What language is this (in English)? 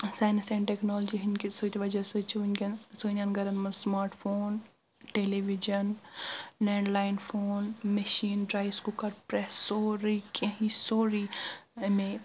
Kashmiri